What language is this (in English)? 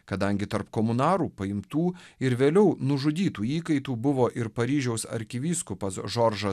Lithuanian